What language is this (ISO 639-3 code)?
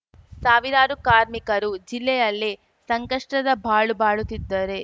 kan